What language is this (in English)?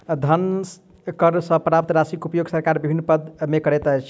Maithili